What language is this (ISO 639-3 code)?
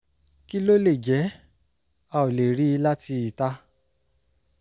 yor